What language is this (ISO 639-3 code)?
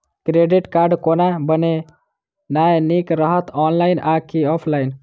mai